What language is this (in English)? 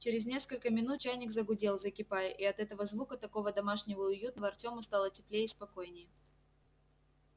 Russian